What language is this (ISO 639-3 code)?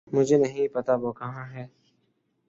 urd